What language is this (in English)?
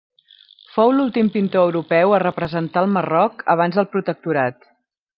Catalan